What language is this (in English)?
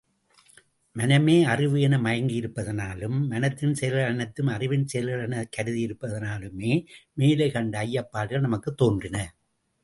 Tamil